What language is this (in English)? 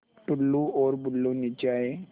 Hindi